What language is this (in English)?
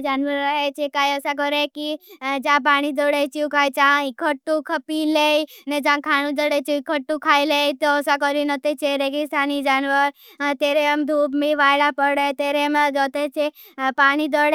Bhili